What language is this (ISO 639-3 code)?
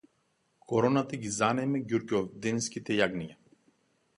mkd